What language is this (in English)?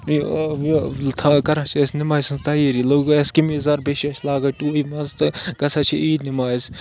Kashmiri